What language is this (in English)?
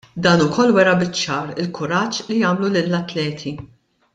Maltese